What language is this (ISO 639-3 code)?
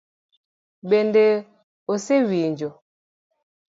luo